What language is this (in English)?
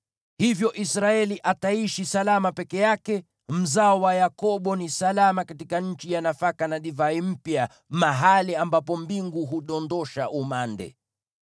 Swahili